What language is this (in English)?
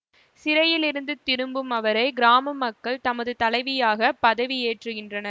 Tamil